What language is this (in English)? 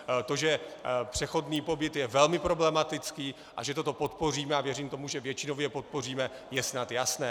Czech